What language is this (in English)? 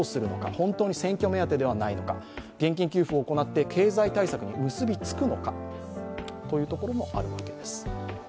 Japanese